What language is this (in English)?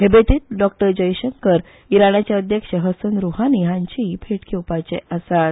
Konkani